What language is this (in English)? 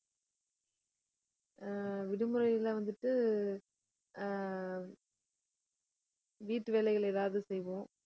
Tamil